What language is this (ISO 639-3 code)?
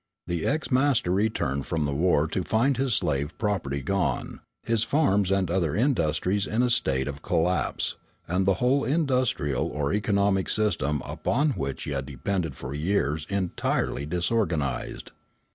eng